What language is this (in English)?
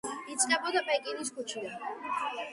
Georgian